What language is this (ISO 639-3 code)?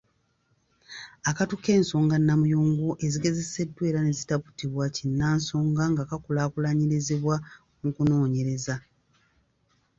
lug